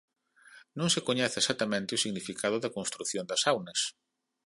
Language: Galician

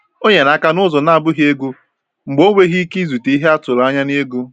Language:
Igbo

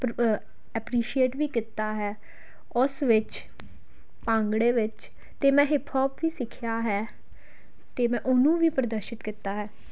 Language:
Punjabi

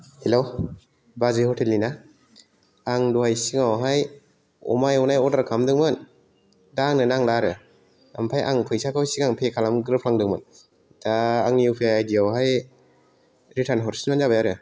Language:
Bodo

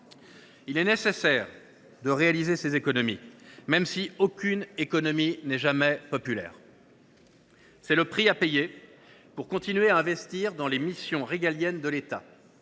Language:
French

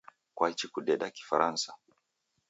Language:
Taita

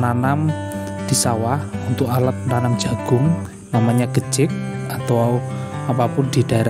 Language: Indonesian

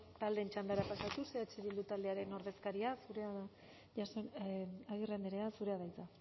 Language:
Basque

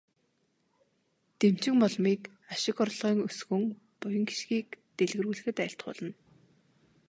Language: Mongolian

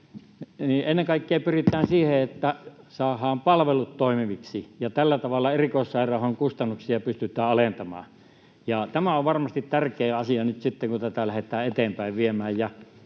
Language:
Finnish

